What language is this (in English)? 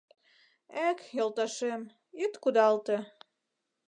Mari